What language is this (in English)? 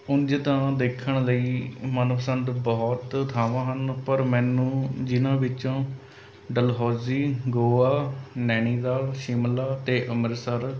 Punjabi